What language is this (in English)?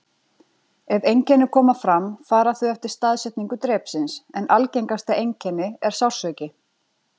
Icelandic